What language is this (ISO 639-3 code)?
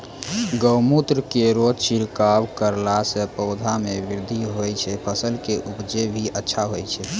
mai